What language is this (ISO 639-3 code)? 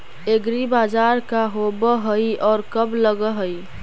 mag